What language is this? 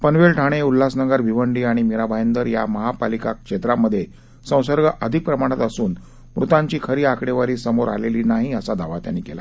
Marathi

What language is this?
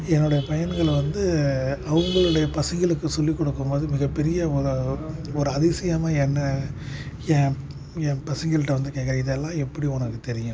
Tamil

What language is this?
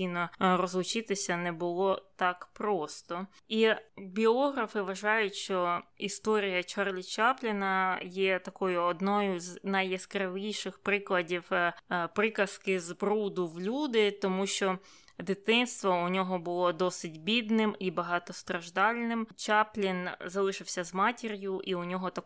Ukrainian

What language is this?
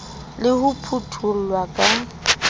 Southern Sotho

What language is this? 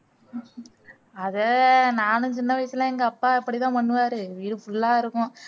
Tamil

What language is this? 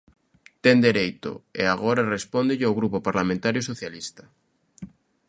Galician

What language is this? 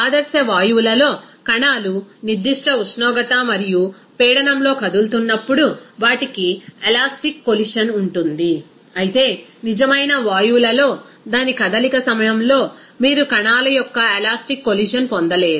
Telugu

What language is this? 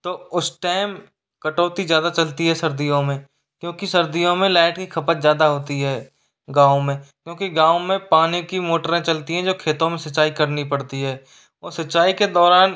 Hindi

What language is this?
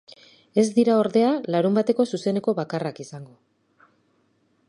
Basque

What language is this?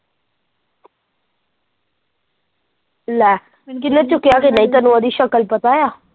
Punjabi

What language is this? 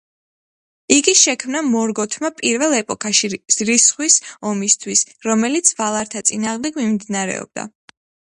Georgian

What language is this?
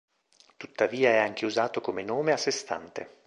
Italian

